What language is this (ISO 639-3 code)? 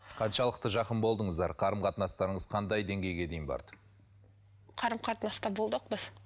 kaz